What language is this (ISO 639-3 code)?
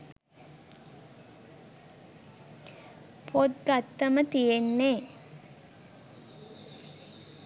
sin